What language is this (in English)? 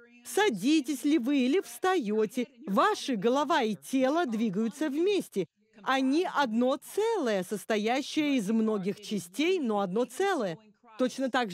Russian